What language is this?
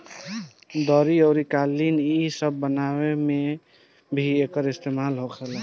Bhojpuri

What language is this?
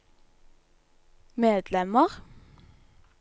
Norwegian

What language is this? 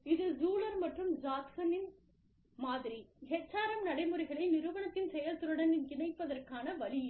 Tamil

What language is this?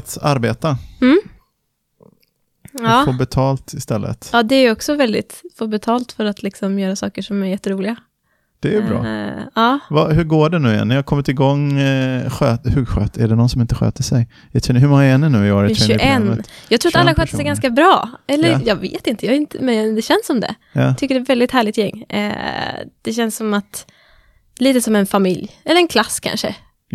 Swedish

